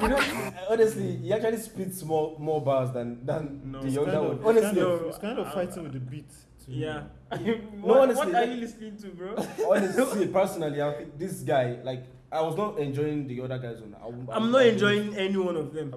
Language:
Turkish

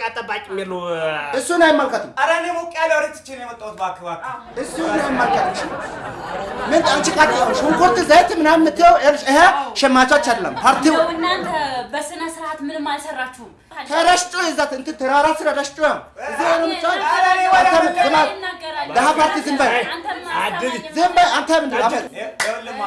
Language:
Amharic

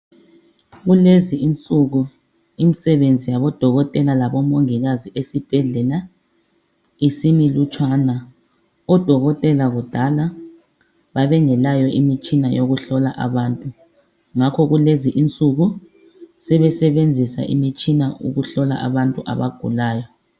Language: North Ndebele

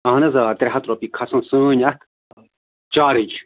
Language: Kashmiri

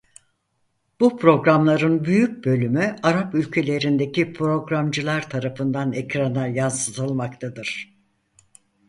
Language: Turkish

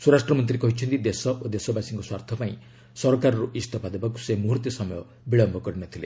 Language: Odia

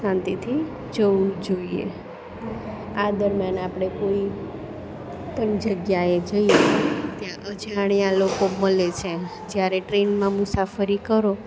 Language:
Gujarati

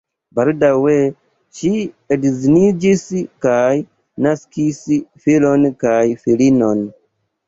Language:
Esperanto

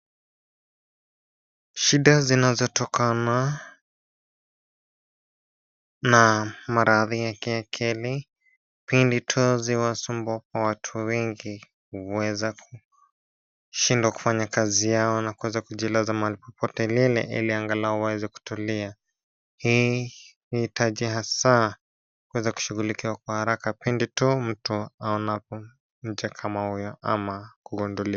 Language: Swahili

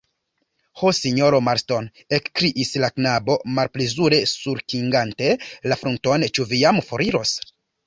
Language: Esperanto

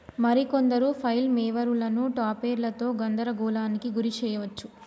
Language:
Telugu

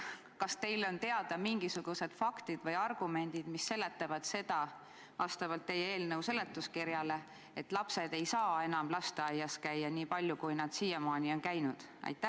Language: Estonian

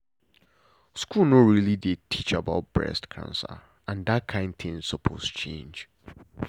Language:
Nigerian Pidgin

